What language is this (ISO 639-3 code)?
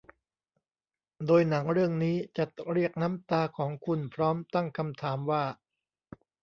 tha